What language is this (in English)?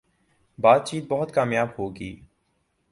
Urdu